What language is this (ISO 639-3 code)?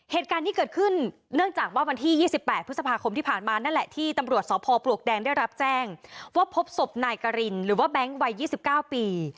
tha